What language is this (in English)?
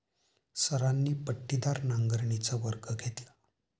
Marathi